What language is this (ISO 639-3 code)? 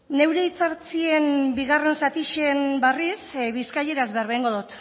eus